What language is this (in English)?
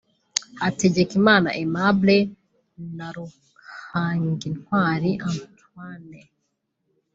Kinyarwanda